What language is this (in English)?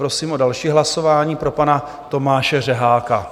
Czech